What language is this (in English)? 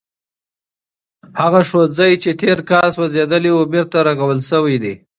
Pashto